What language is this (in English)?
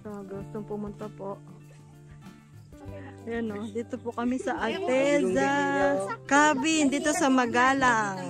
Filipino